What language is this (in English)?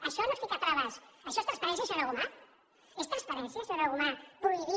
Catalan